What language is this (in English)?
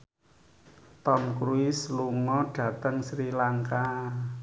Javanese